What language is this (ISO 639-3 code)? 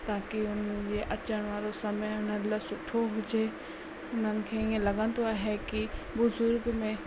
snd